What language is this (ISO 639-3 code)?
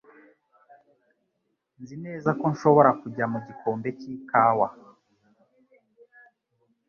kin